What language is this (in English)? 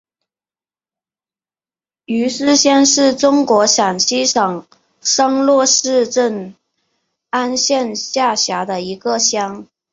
Chinese